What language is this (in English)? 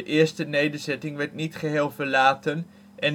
Dutch